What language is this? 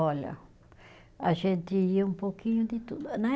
Portuguese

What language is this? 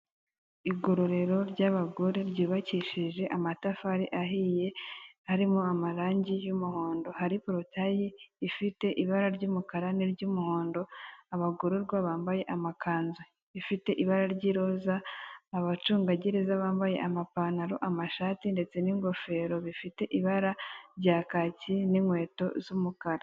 Kinyarwanda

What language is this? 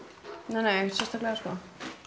Icelandic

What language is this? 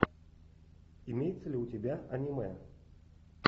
Russian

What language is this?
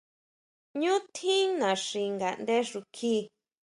Huautla Mazatec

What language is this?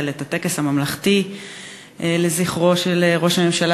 Hebrew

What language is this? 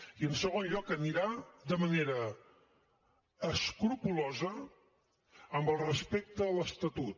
Catalan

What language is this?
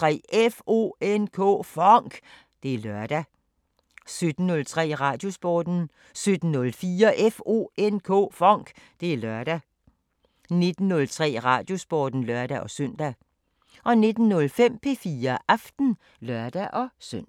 Danish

